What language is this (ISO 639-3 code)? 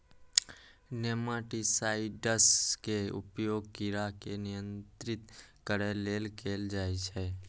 mai